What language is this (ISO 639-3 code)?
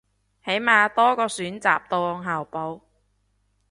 yue